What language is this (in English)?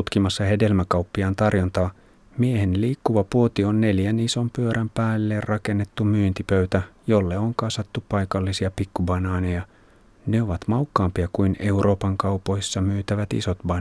Finnish